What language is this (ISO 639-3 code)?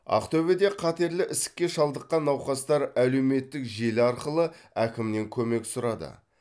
kaz